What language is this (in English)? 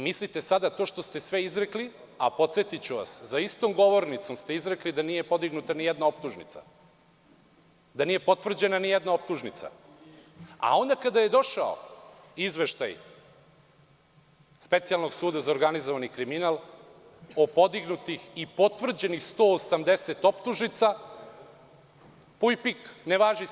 Serbian